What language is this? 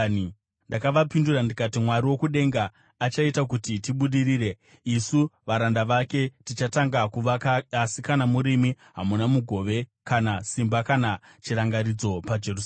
Shona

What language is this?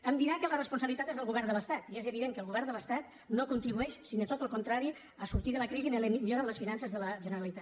Catalan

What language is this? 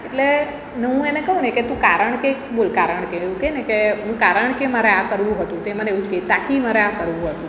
Gujarati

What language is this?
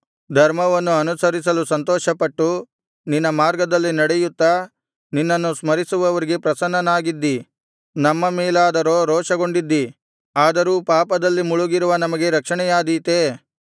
Kannada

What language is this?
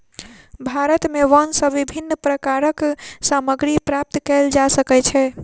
Maithili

